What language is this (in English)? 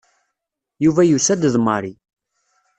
Kabyle